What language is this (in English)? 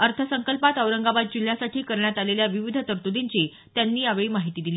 Marathi